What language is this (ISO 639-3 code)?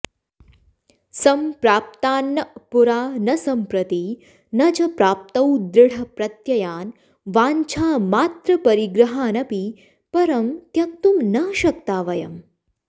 san